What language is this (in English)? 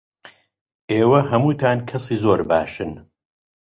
Central Kurdish